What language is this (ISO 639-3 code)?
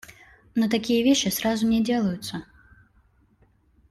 rus